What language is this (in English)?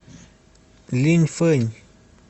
Russian